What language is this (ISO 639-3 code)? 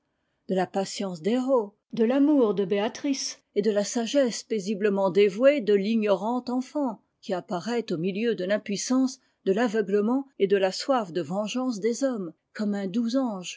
fra